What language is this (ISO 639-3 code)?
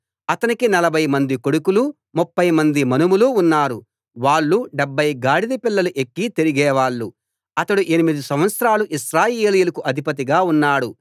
tel